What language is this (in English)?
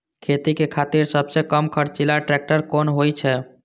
Maithili